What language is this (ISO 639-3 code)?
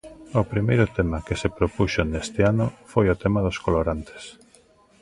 glg